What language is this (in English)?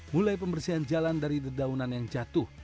Indonesian